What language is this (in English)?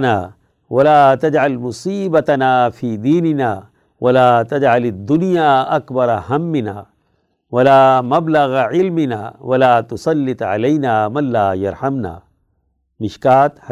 Urdu